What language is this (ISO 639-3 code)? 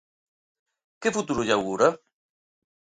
glg